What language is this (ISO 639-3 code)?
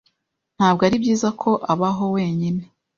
kin